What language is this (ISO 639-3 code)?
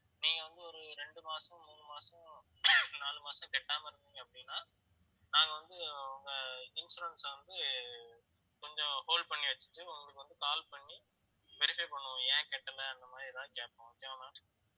tam